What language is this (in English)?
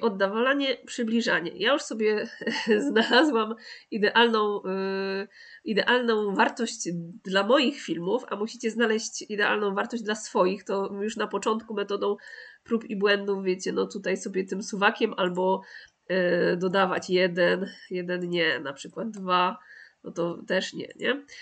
Polish